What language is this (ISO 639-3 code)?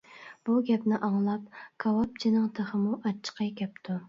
uig